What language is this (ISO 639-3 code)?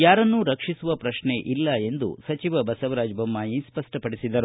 kan